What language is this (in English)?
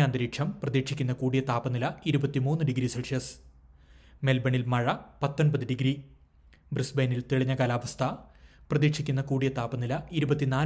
Malayalam